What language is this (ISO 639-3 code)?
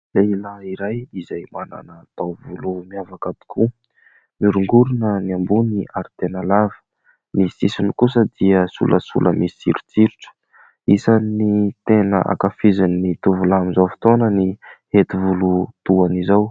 mlg